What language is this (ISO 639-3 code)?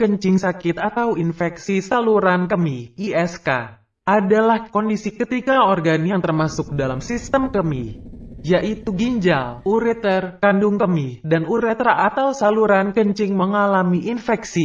ind